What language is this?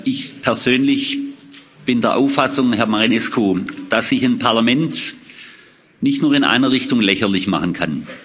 German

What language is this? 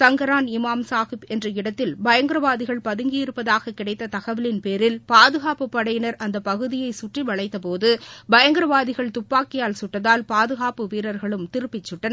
Tamil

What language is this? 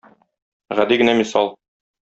Tatar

